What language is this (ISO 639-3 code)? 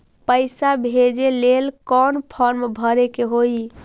mag